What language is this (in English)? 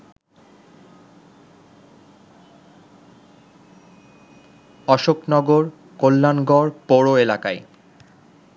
Bangla